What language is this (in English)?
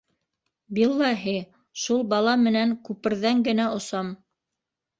Bashkir